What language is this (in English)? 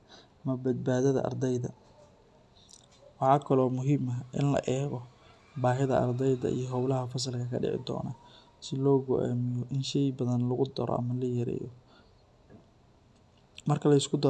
Somali